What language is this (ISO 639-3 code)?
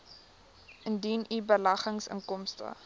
afr